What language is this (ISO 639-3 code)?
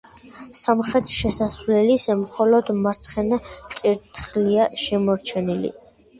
kat